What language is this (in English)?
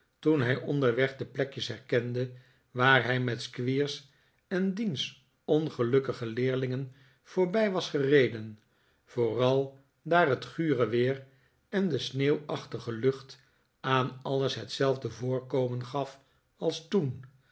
Dutch